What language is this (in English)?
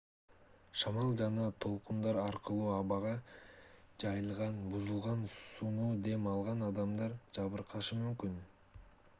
Kyrgyz